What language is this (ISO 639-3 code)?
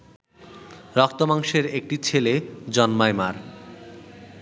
ben